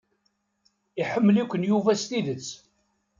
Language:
Kabyle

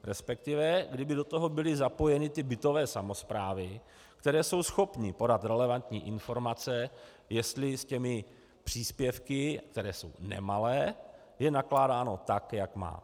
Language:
Czech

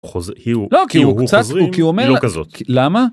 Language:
Hebrew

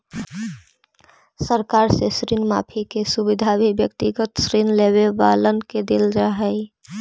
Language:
Magahi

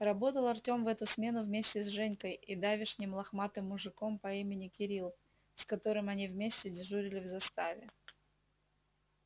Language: Russian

